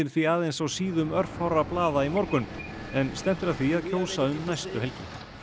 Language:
Icelandic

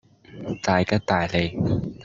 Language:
Cantonese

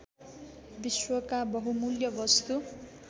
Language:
Nepali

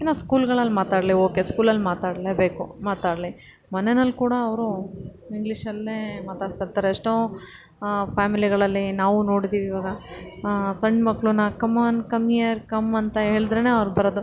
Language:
Kannada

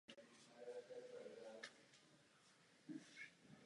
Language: Czech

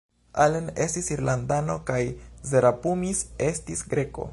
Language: Esperanto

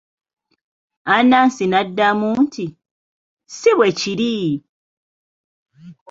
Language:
Ganda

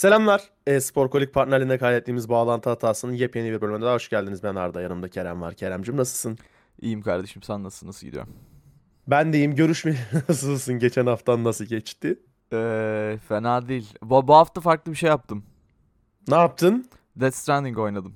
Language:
Turkish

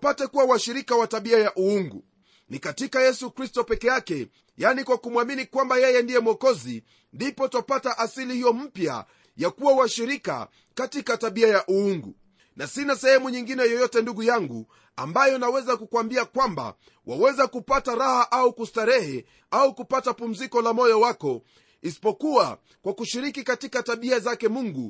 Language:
Swahili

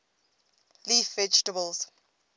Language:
English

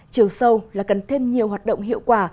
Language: Vietnamese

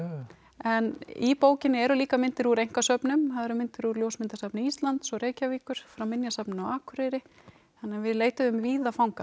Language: Icelandic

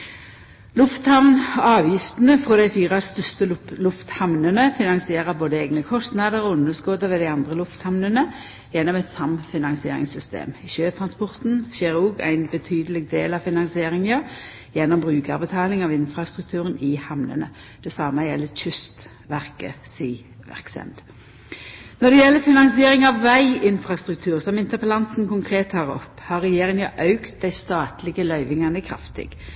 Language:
Norwegian Nynorsk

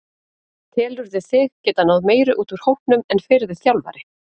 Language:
Icelandic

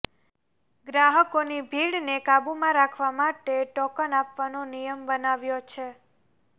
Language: Gujarati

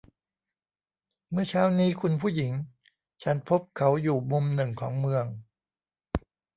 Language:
Thai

